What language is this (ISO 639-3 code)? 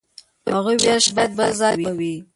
pus